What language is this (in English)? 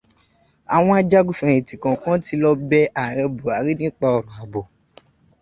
Yoruba